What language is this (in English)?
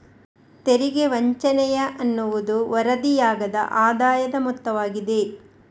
Kannada